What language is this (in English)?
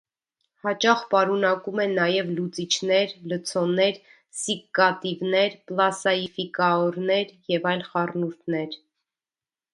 Armenian